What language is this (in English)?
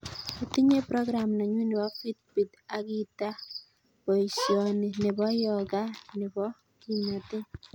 Kalenjin